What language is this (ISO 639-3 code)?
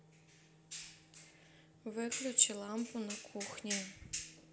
rus